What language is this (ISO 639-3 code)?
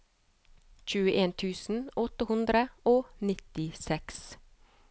nor